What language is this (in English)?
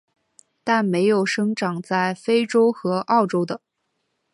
Chinese